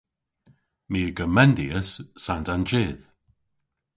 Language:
Cornish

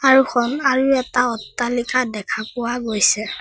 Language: Assamese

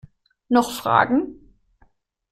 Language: German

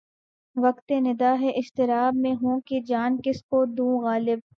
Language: Urdu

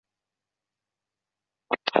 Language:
Chinese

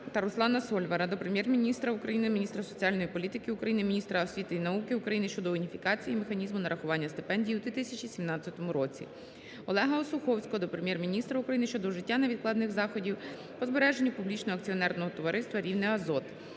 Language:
Ukrainian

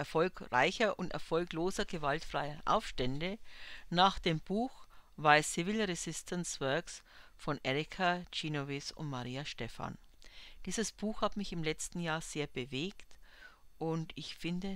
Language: German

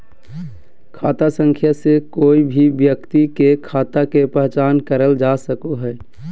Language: Magahi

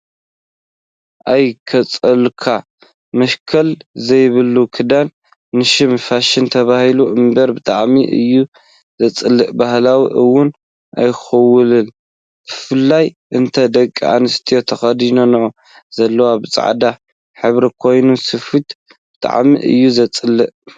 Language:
Tigrinya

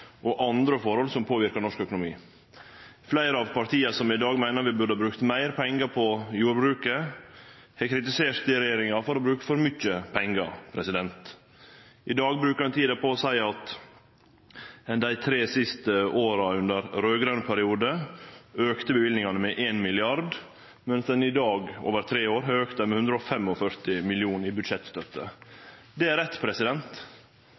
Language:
Norwegian Nynorsk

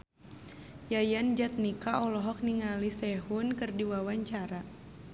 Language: Sundanese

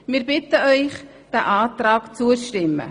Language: Swiss German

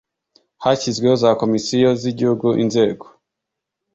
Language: Kinyarwanda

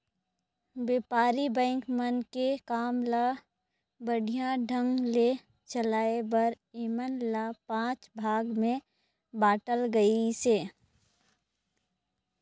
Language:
Chhattisgarhi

